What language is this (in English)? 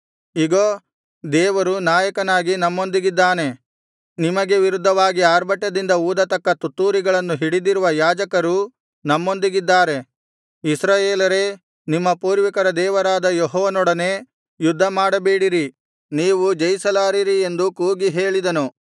Kannada